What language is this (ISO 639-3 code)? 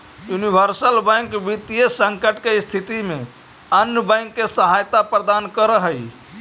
mag